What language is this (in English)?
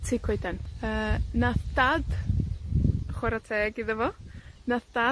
Welsh